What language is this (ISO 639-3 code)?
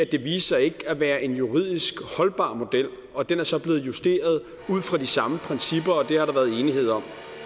dan